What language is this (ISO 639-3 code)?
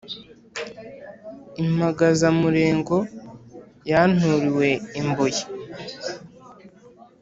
kin